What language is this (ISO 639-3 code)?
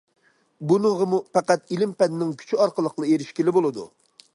uig